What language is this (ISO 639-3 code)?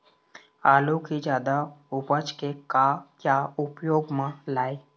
hne